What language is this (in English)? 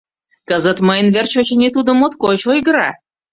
Mari